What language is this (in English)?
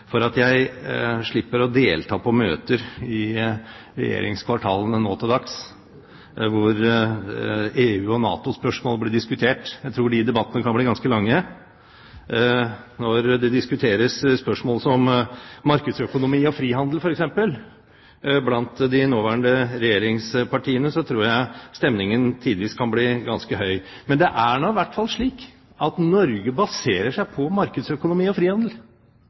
Norwegian Bokmål